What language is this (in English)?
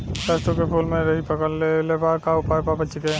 Bhojpuri